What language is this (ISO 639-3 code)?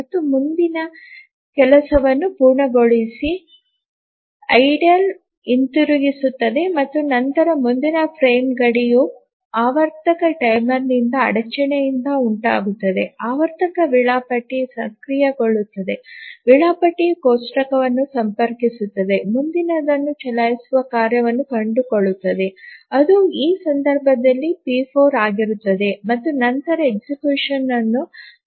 kan